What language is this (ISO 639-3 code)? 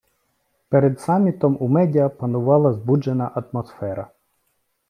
ukr